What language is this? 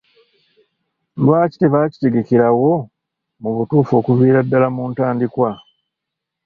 Ganda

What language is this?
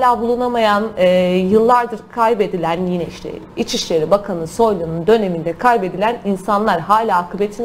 Turkish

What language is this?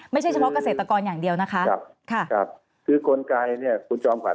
Thai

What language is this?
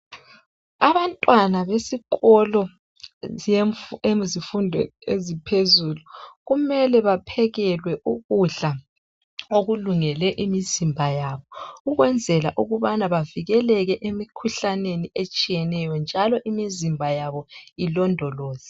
North Ndebele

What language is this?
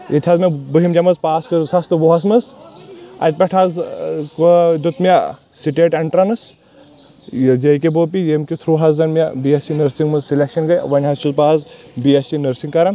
Kashmiri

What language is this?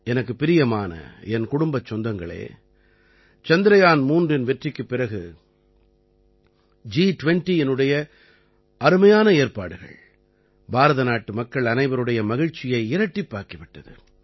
Tamil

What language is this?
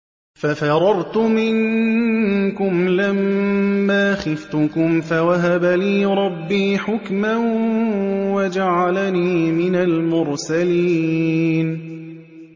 Arabic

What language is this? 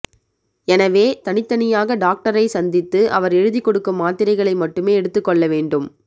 Tamil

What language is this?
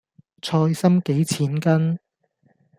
Cantonese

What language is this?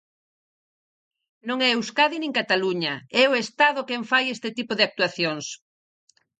Galician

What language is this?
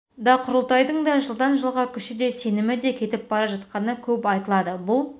Kazakh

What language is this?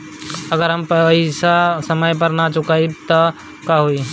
Bhojpuri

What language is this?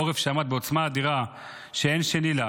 Hebrew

